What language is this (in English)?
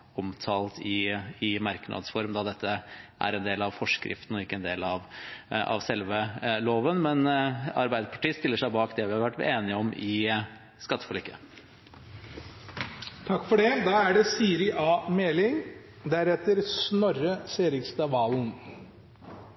Norwegian Bokmål